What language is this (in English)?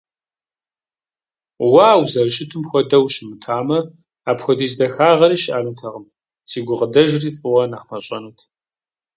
Kabardian